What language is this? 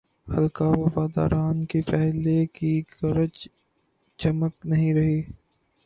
Urdu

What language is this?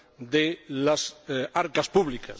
Spanish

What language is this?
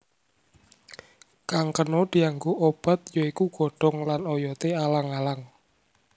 Javanese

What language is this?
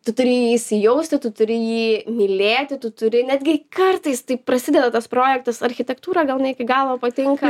Lithuanian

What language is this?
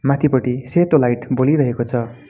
Nepali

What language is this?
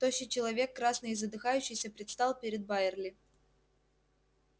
Russian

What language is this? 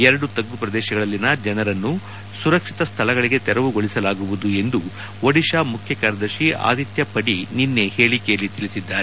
Kannada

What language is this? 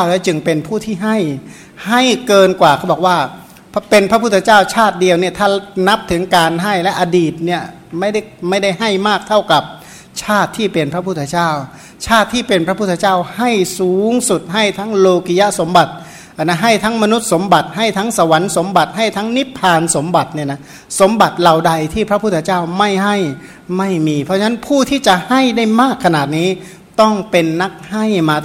Thai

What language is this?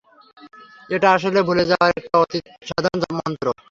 Bangla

